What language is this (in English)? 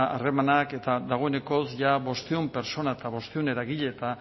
Basque